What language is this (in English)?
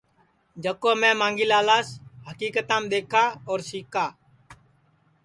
Sansi